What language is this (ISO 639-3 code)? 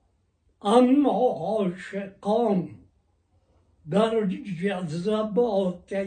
fas